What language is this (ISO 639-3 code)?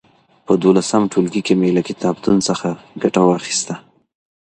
pus